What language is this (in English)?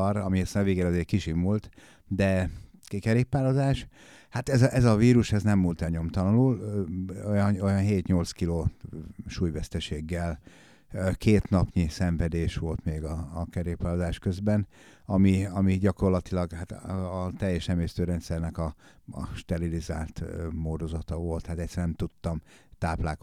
Hungarian